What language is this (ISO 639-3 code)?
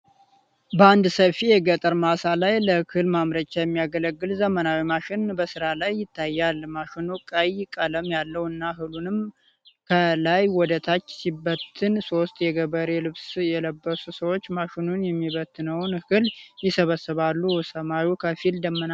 amh